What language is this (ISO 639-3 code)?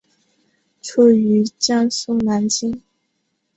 zho